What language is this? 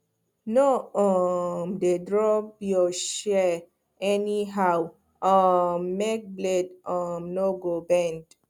Nigerian Pidgin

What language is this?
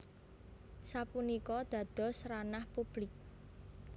Javanese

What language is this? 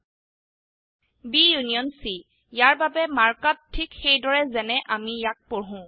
Assamese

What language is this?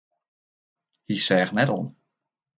Western Frisian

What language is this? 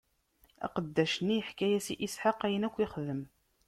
Kabyle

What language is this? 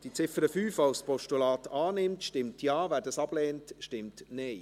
Swiss German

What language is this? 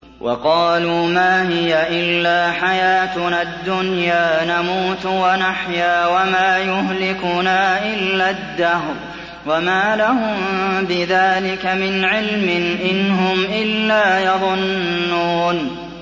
Arabic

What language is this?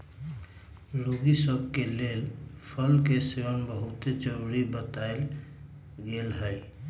Magahi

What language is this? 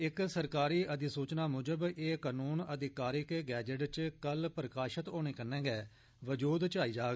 Dogri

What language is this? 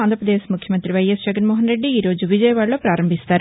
Telugu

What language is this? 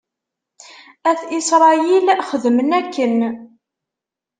Kabyle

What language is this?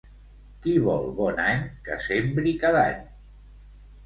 Catalan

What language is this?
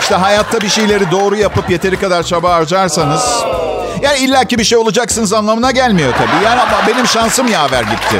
Turkish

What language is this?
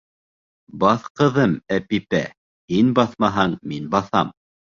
Bashkir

